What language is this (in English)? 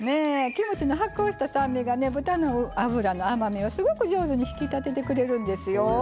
Japanese